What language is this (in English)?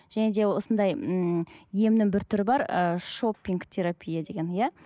Kazakh